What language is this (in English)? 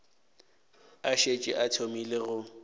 Northern Sotho